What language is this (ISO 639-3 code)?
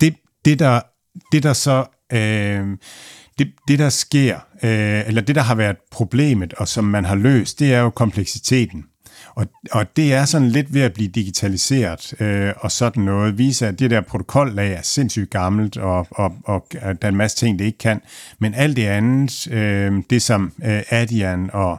dan